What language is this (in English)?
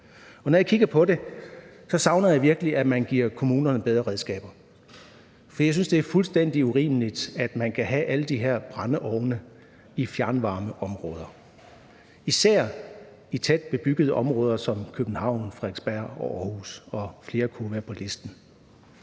Danish